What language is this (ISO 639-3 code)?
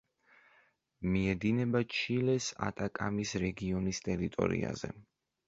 kat